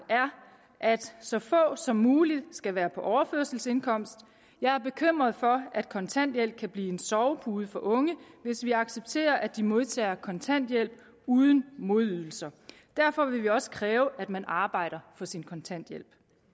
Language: Danish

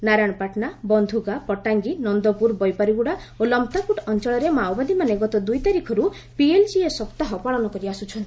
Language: Odia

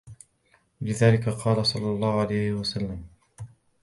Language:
Arabic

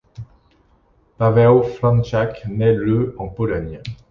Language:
French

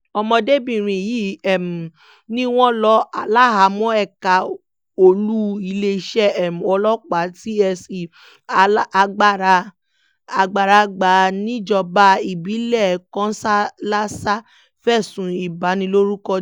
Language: Yoruba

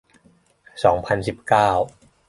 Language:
Thai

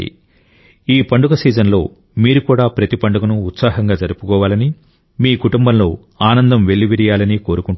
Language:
Telugu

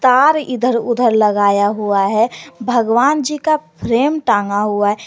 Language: Hindi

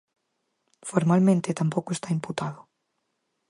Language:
Galician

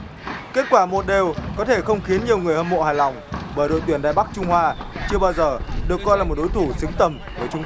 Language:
Vietnamese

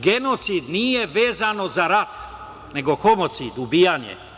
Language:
Serbian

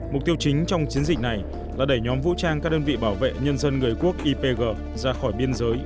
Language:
Vietnamese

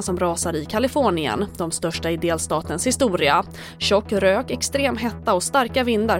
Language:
Swedish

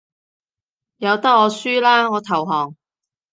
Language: Cantonese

